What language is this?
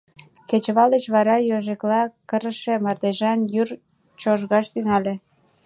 Mari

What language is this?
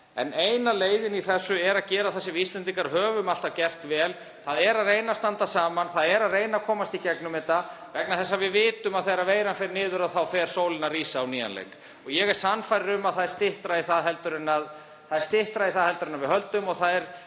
Icelandic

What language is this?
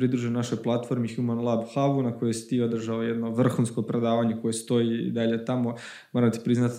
Croatian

